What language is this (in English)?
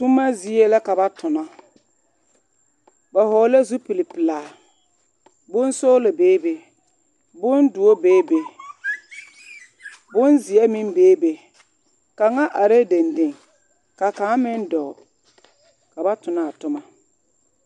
Southern Dagaare